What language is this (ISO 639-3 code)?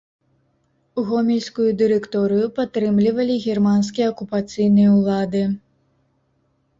bel